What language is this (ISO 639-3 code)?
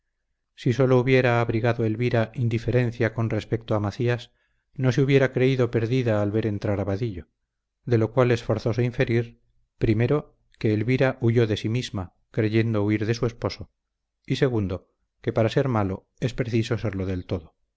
spa